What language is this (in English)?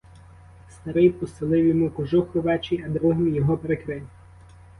Ukrainian